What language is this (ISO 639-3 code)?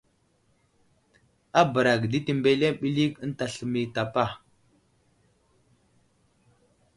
udl